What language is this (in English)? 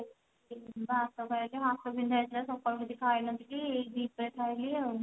Odia